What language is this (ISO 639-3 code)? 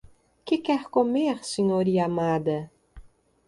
por